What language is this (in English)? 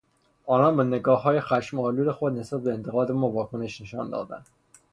Persian